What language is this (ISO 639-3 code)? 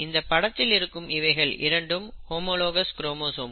tam